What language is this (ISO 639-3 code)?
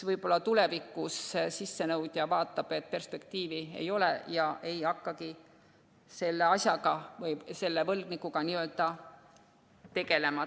est